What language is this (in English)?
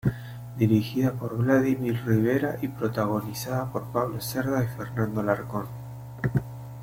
Spanish